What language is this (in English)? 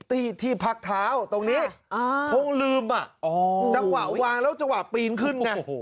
Thai